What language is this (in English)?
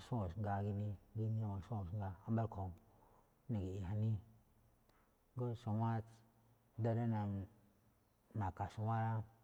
Malinaltepec Me'phaa